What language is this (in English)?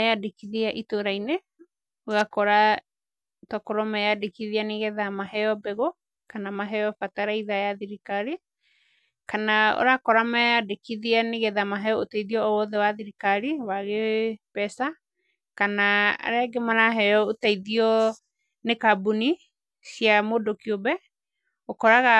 Kikuyu